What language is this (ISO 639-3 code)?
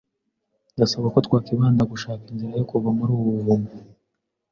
kin